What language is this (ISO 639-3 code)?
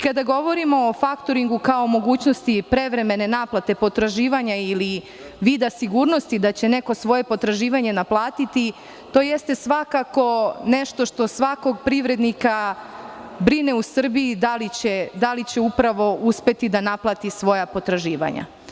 srp